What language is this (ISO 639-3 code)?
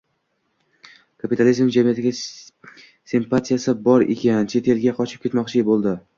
uzb